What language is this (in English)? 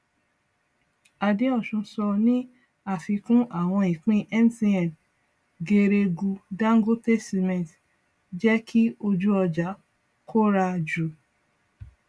Yoruba